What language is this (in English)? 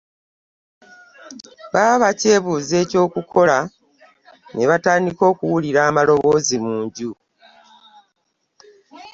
Ganda